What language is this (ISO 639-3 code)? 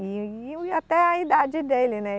por